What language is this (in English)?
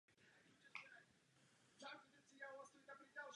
Czech